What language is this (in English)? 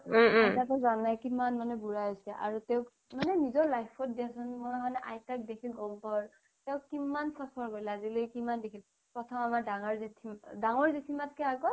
Assamese